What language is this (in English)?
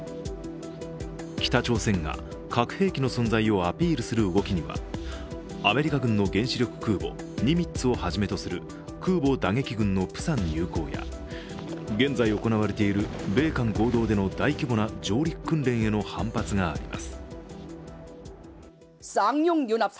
Japanese